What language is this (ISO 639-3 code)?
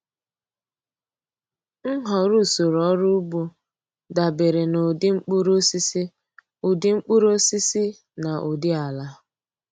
ibo